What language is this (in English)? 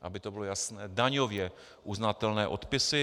Czech